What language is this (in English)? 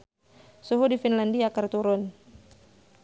Sundanese